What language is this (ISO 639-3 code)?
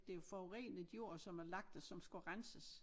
dan